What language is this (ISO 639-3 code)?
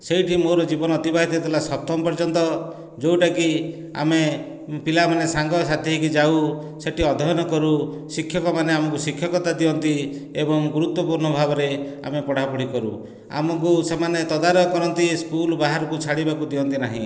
ori